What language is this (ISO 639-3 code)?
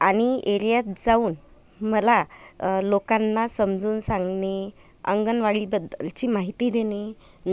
mar